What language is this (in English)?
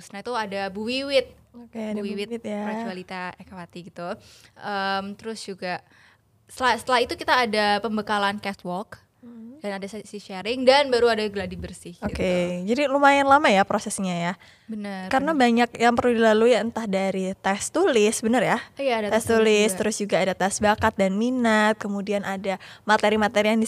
Indonesian